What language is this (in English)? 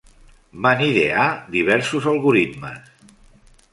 Catalan